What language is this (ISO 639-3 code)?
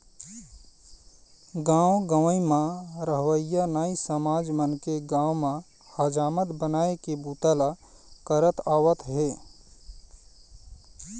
hne